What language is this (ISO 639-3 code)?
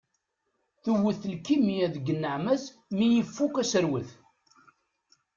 kab